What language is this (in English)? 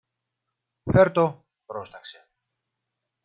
Greek